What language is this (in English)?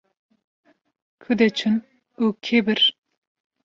Kurdish